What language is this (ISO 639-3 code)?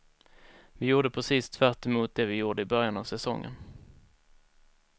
swe